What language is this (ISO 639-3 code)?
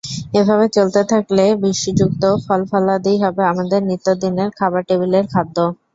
ben